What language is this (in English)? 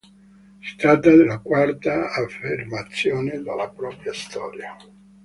Italian